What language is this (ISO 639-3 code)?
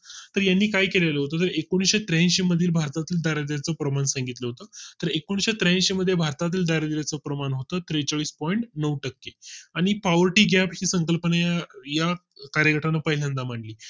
mar